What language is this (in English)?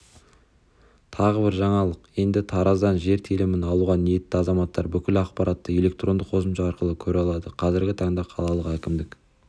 Kazakh